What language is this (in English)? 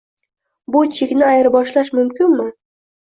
Uzbek